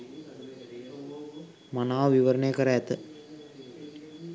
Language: Sinhala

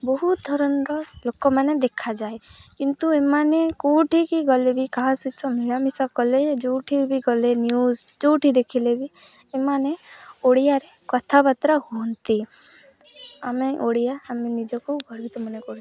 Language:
Odia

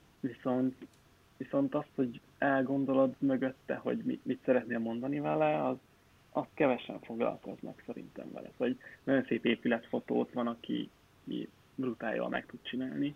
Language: Hungarian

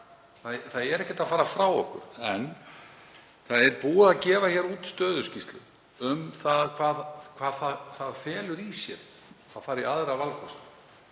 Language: Icelandic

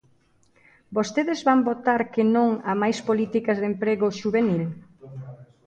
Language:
Galician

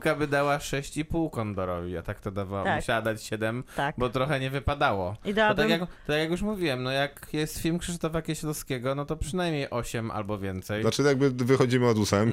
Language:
Polish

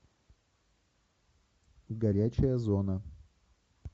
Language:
Russian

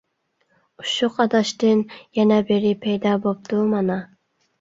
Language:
Uyghur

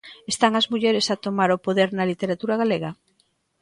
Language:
Galician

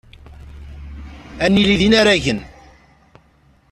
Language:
Kabyle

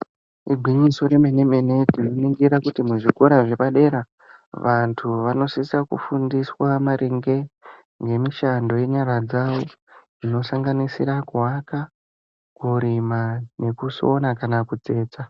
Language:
Ndau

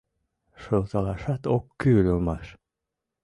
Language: Mari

